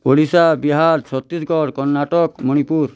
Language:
Odia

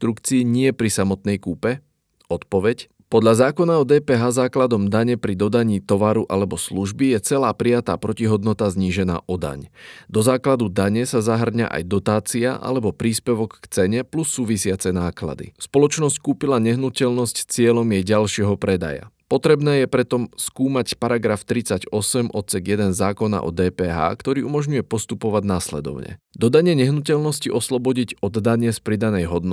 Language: Slovak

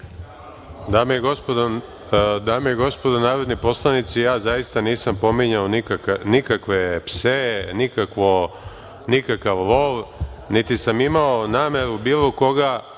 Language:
Serbian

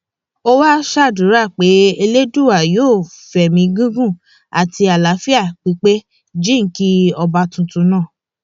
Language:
Yoruba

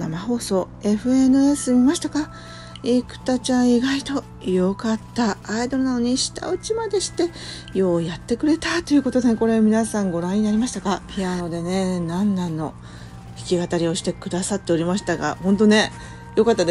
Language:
Japanese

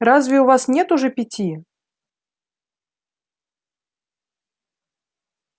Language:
Russian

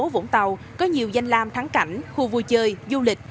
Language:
Vietnamese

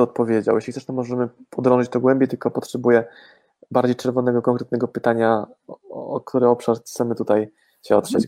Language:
Polish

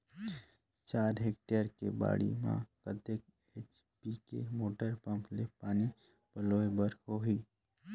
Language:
Chhattisgarhi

